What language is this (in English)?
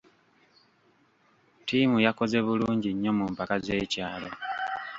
Ganda